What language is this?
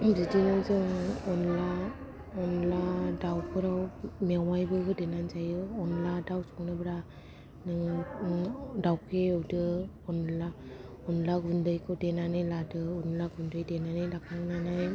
Bodo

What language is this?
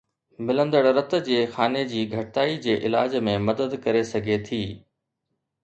Sindhi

